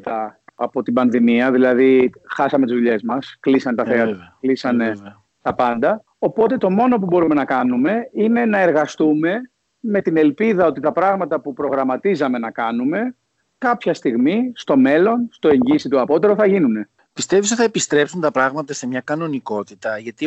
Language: Greek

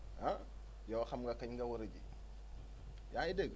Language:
Wolof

